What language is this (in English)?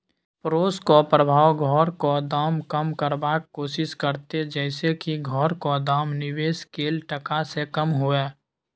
Maithili